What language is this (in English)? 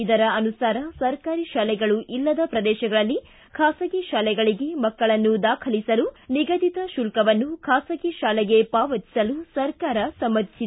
Kannada